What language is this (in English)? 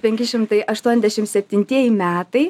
Lithuanian